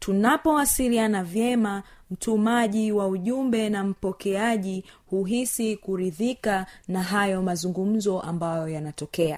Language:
Swahili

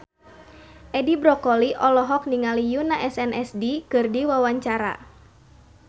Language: Sundanese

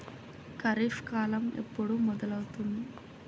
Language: Telugu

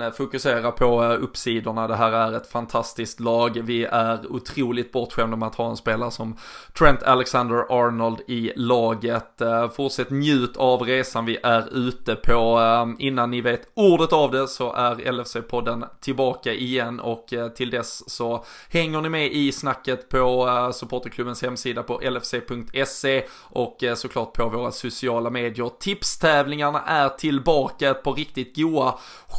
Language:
Swedish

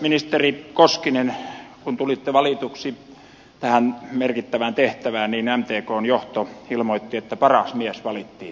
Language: Finnish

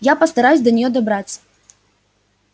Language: Russian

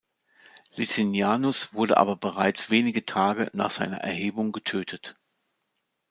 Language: German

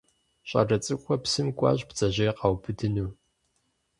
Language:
Kabardian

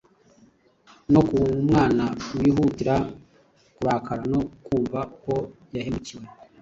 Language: Kinyarwanda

